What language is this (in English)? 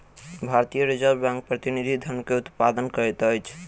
Maithili